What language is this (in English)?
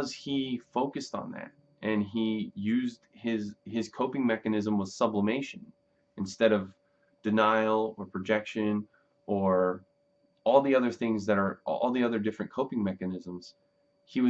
English